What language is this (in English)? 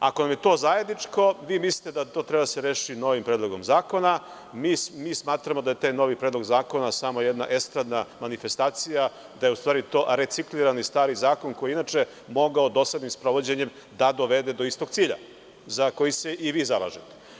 Serbian